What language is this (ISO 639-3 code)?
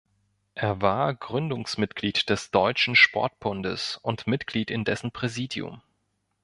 deu